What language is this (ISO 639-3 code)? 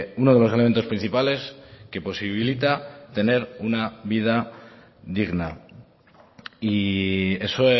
spa